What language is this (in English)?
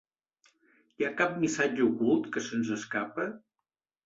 Catalan